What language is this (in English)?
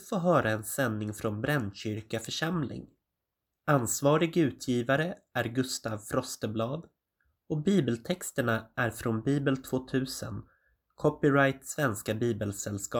Swedish